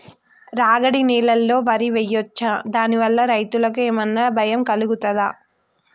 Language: Telugu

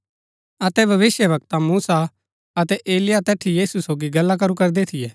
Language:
Gaddi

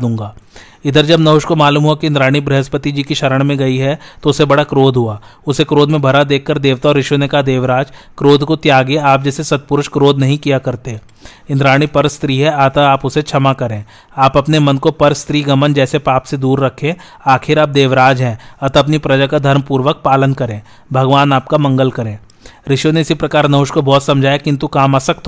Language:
Hindi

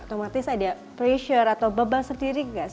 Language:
Indonesian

